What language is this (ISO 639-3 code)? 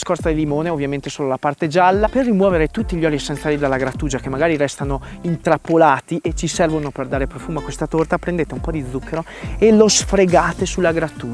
ita